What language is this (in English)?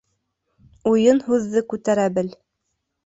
Bashkir